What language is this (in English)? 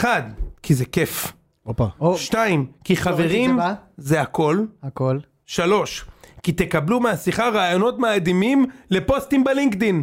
Hebrew